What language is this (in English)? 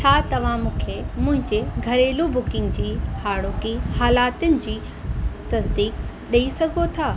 Sindhi